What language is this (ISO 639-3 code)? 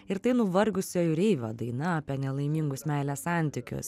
lit